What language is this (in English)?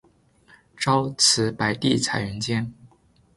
Chinese